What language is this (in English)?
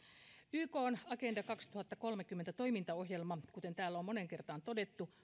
Finnish